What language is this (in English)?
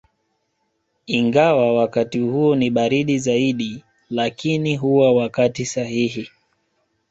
Swahili